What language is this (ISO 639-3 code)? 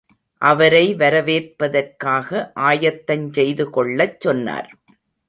tam